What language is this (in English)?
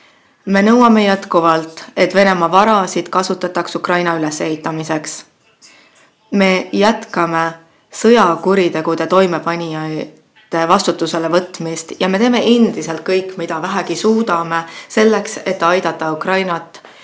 Estonian